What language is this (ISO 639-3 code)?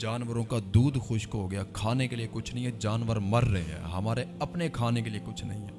urd